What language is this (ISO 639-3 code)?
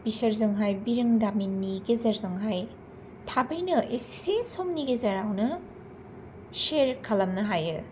brx